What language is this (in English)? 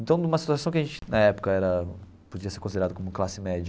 Portuguese